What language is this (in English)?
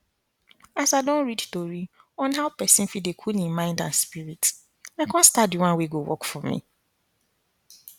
Nigerian Pidgin